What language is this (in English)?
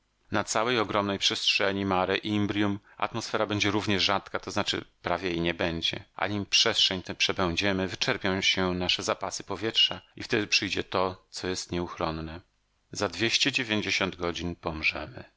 Polish